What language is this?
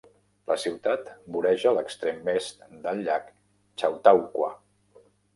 Catalan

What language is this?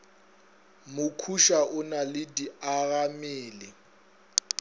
Northern Sotho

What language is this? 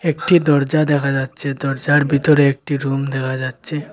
Bangla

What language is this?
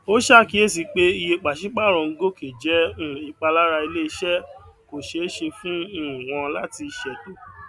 Yoruba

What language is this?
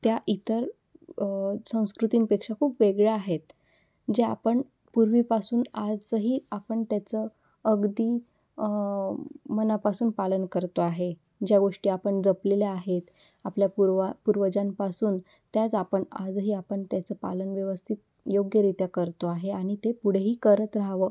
Marathi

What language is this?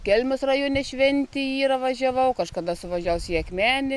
Lithuanian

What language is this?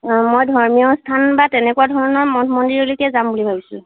Assamese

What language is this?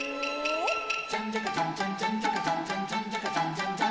Japanese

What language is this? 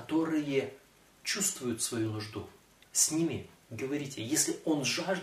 Russian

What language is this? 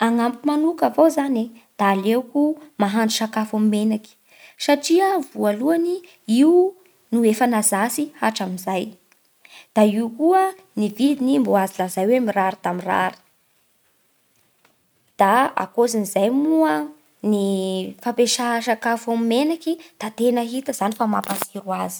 Bara Malagasy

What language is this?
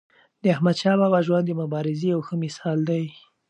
Pashto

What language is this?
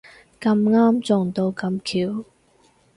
Cantonese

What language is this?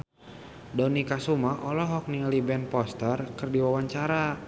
Sundanese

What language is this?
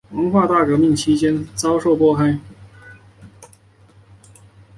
Chinese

